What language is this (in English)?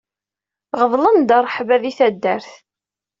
Kabyle